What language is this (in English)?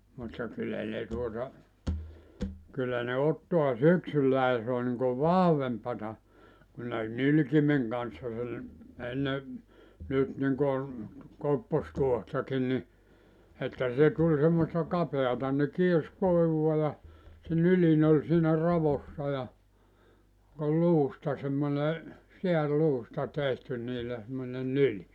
Finnish